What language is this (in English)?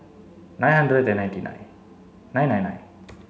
English